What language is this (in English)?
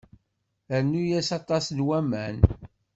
Kabyle